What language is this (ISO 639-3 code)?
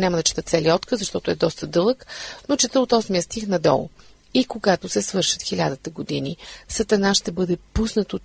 bul